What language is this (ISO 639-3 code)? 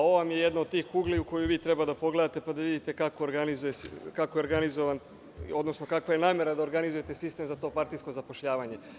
srp